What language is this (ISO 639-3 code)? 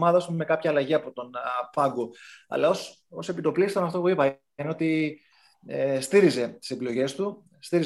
ell